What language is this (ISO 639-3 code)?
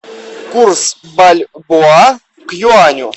rus